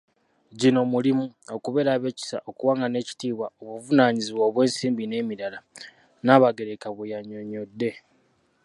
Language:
Ganda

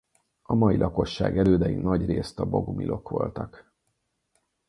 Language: Hungarian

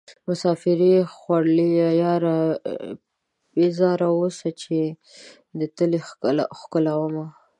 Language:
Pashto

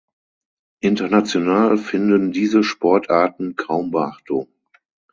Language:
German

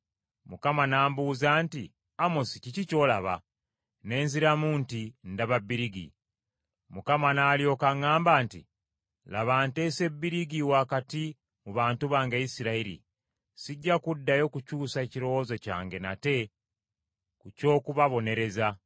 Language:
Ganda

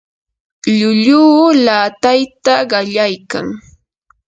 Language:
Yanahuanca Pasco Quechua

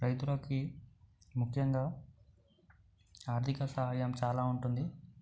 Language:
Telugu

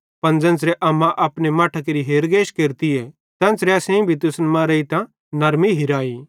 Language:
Bhadrawahi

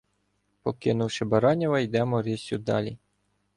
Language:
Ukrainian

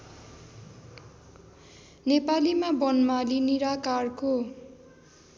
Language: Nepali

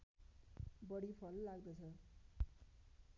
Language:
Nepali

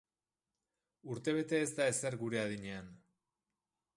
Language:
Basque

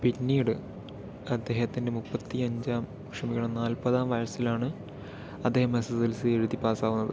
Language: Malayalam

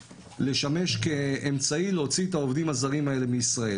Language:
Hebrew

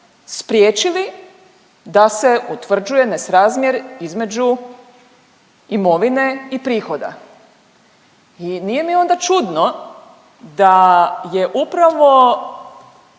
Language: Croatian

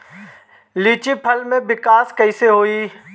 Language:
Bhojpuri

